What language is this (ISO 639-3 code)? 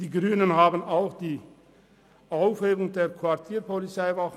gsw